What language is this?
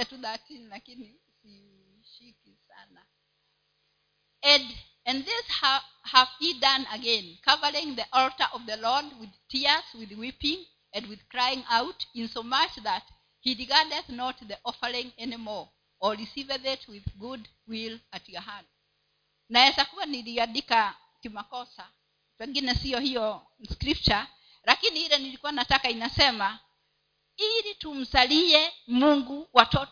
Swahili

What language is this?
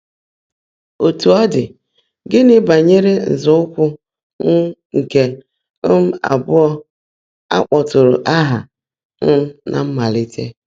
Igbo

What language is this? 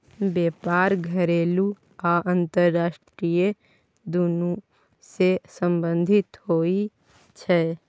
Maithili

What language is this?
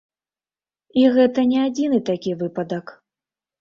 Belarusian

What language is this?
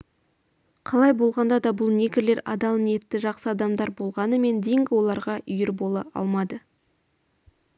Kazakh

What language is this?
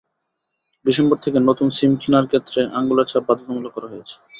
Bangla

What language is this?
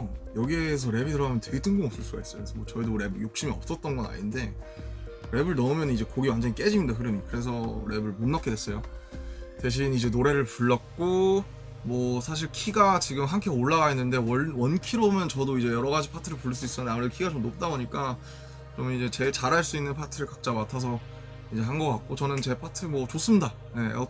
Korean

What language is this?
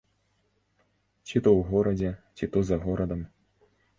Belarusian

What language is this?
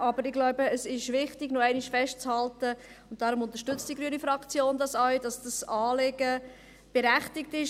Swiss German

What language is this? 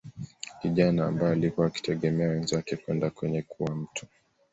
Swahili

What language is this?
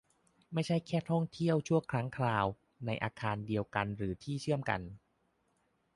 Thai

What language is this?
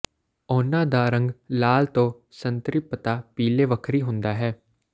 Punjabi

